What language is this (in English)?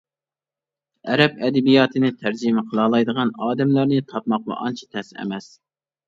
Uyghur